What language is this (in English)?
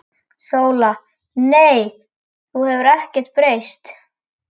Icelandic